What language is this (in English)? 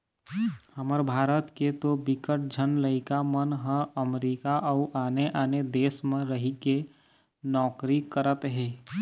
Chhattisgarhi